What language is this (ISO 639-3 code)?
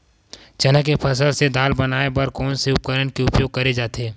hne